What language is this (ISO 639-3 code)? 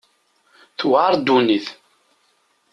kab